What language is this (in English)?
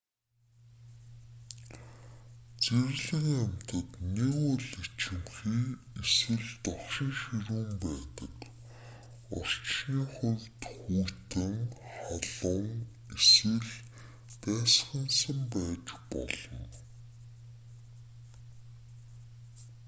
Mongolian